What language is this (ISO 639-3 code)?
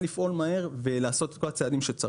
heb